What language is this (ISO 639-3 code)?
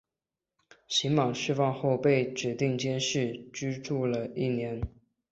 zho